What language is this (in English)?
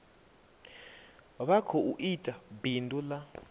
Venda